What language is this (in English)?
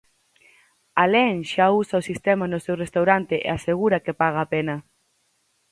Galician